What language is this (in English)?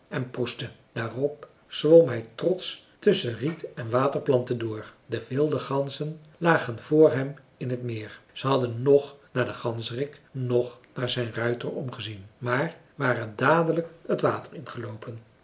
Dutch